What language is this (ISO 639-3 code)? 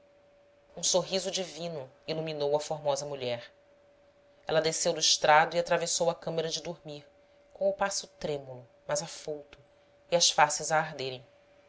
por